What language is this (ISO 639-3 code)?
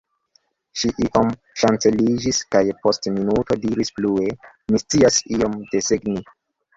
epo